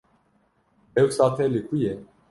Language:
Kurdish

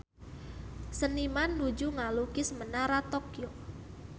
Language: Sundanese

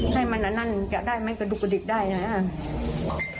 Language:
Thai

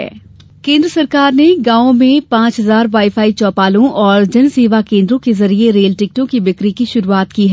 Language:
Hindi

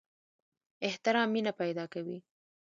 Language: Pashto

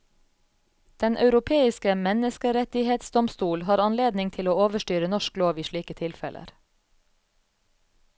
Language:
Norwegian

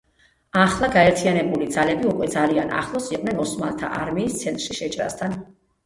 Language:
Georgian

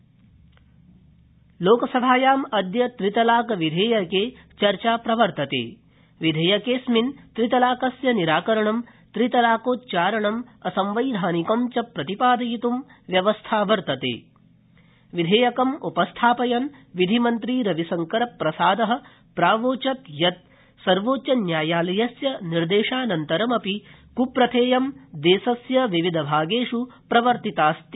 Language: Sanskrit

